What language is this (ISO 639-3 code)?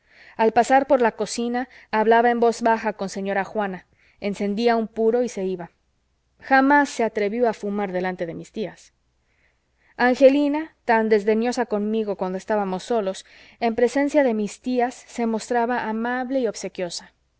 spa